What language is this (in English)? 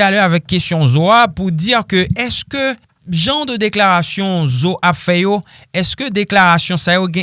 French